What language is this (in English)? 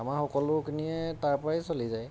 Assamese